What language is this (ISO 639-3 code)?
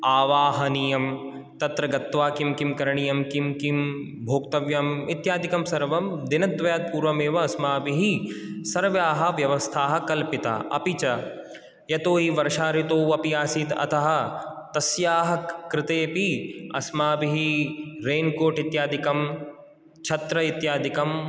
san